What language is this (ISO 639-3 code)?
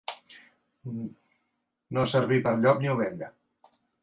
cat